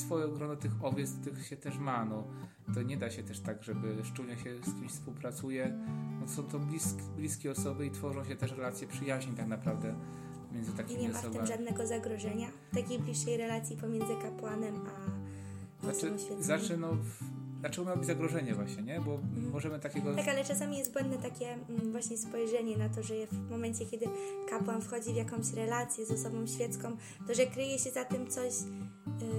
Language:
Polish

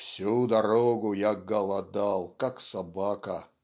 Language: Russian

